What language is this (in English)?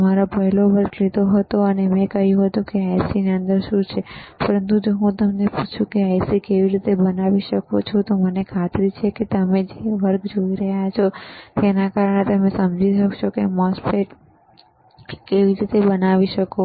Gujarati